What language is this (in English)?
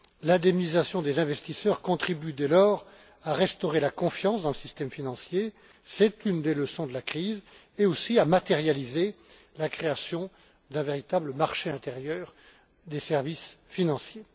French